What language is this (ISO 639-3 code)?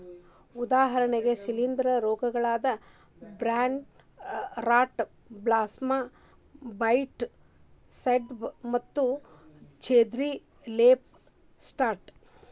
kan